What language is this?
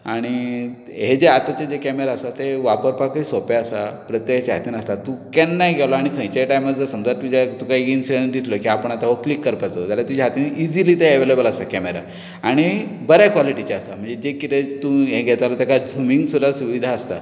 Konkani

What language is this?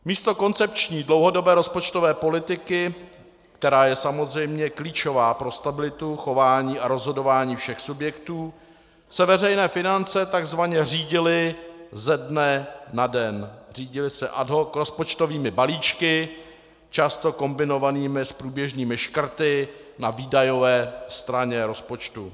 Czech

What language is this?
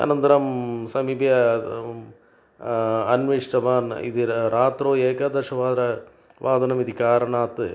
Sanskrit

